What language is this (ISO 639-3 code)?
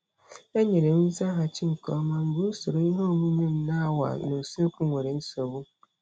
ibo